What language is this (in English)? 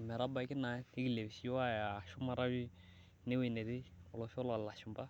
Masai